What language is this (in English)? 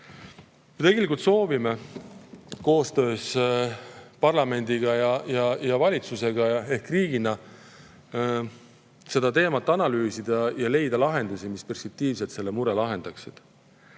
Estonian